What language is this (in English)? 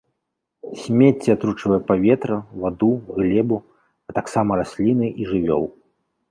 Belarusian